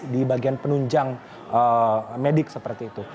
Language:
Indonesian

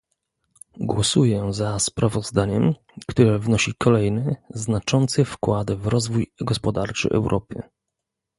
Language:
Polish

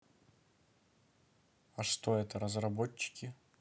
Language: Russian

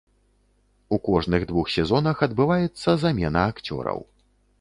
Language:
Belarusian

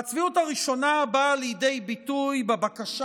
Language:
Hebrew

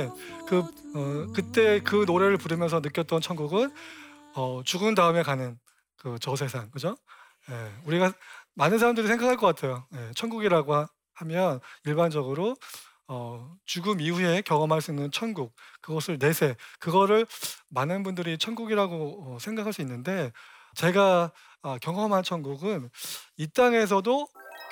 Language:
Korean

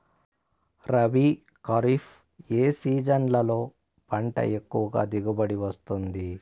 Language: Telugu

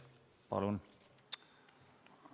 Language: Estonian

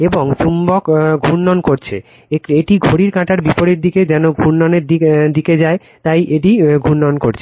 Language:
Bangla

